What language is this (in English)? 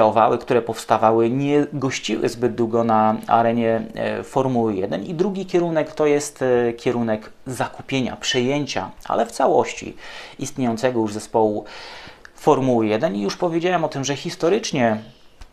Polish